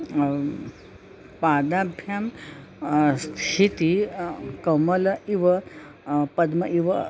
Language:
Sanskrit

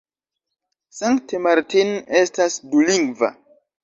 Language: Esperanto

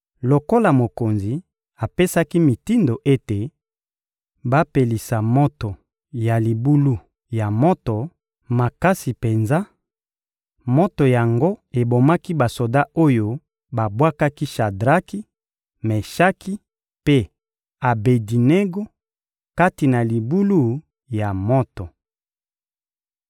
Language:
Lingala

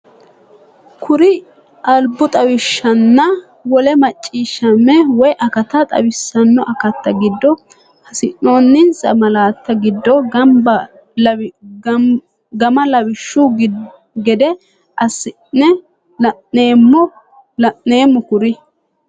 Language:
Sidamo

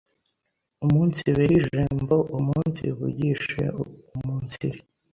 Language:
Kinyarwanda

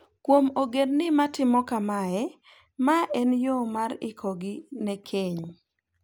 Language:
Luo (Kenya and Tanzania)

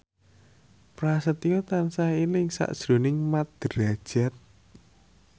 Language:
Javanese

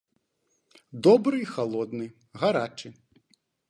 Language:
Belarusian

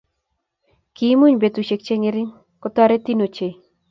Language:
Kalenjin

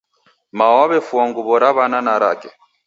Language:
Taita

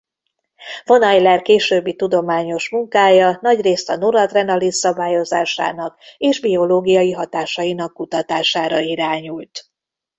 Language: Hungarian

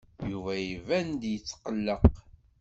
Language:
Kabyle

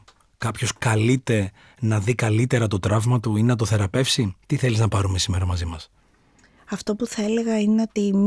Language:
Greek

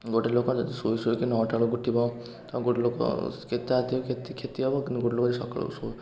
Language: Odia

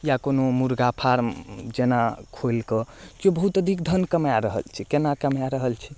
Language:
Maithili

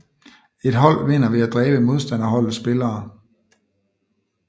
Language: Danish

